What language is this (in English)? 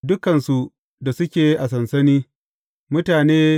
Hausa